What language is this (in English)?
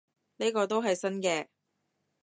Cantonese